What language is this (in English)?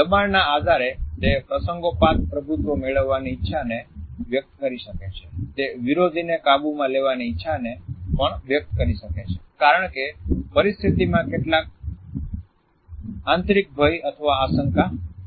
Gujarati